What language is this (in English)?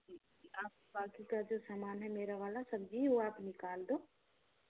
Hindi